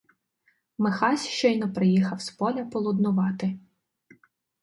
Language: Ukrainian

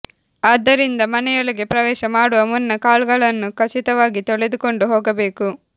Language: Kannada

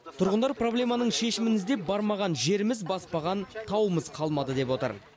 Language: Kazakh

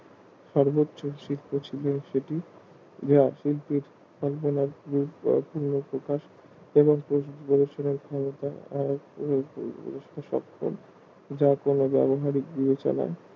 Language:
Bangla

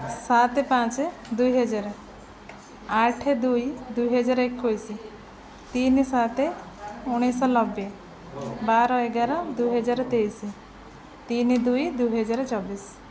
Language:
Odia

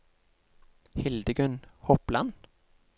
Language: Norwegian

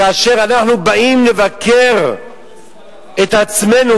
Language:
Hebrew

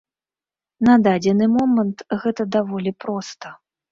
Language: Belarusian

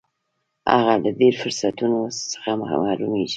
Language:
Pashto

